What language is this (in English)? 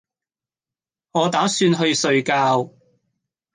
Cantonese